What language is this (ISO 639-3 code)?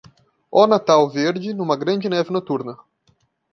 por